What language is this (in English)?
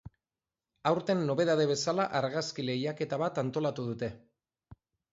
Basque